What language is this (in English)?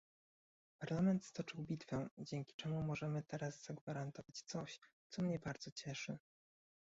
Polish